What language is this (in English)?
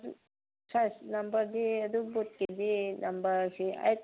Manipuri